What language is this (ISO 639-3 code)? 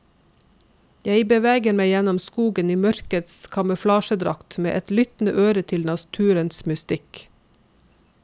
nor